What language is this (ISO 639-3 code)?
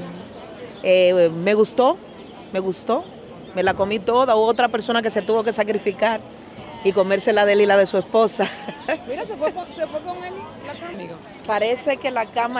spa